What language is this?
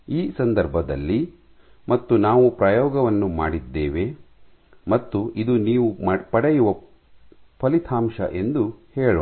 Kannada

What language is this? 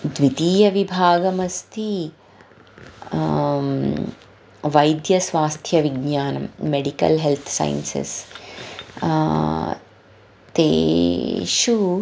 Sanskrit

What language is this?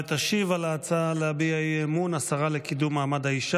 Hebrew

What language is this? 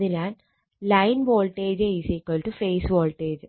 Malayalam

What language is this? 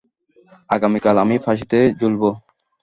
Bangla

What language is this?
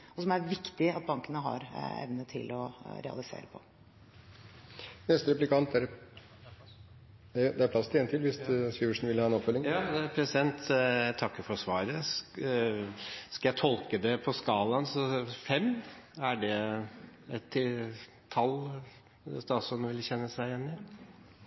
Norwegian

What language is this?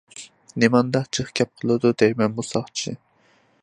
Uyghur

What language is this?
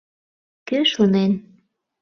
Mari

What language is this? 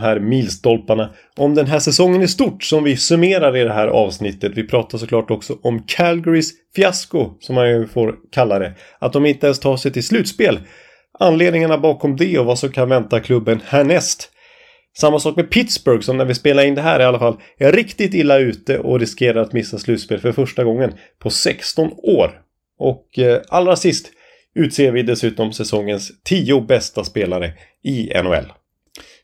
Swedish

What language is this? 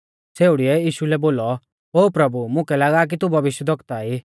Mahasu Pahari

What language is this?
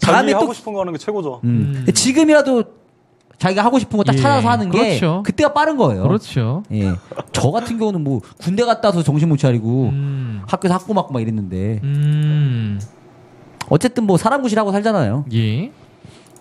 Korean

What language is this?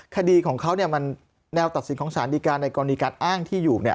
Thai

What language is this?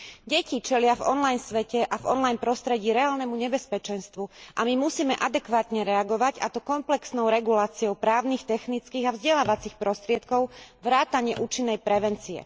Slovak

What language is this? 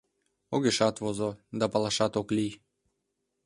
Mari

